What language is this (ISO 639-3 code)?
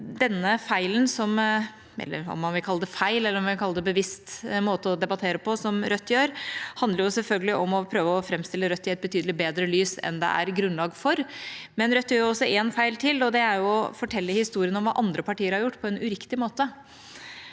nor